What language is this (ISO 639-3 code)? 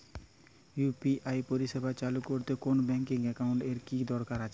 ben